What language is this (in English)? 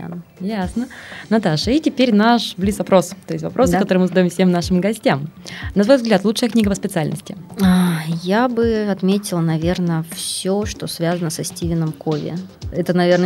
Russian